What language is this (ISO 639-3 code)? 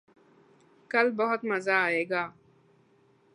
urd